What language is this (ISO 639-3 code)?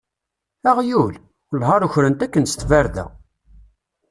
kab